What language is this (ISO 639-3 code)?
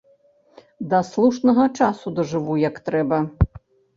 bel